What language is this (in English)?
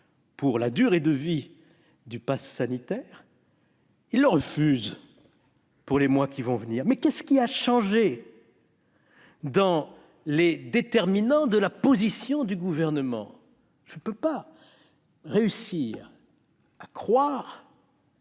French